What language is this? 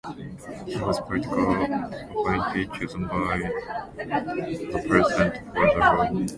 English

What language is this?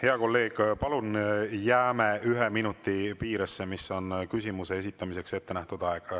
Estonian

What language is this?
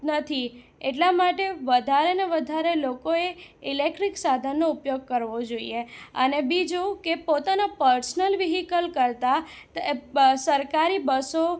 Gujarati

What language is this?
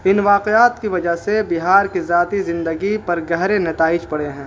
Urdu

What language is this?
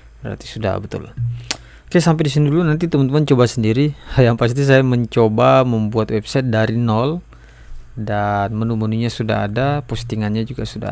Indonesian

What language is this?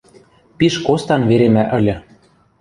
Western Mari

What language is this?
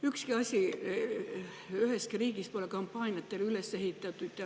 Estonian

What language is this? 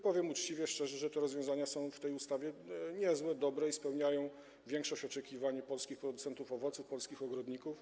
Polish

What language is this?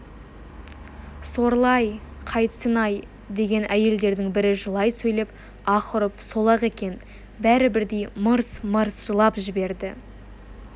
Kazakh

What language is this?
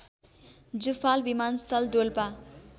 Nepali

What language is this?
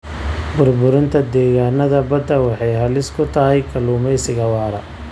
Somali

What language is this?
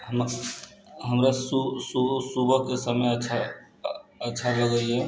Maithili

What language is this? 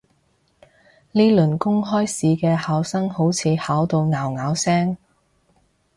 Cantonese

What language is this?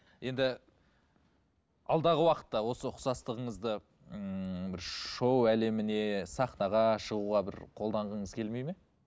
Kazakh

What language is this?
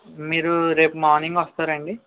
Telugu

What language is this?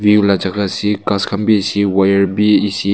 Naga Pidgin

